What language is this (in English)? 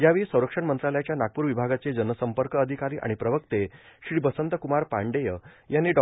Marathi